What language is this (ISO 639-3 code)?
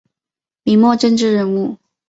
zho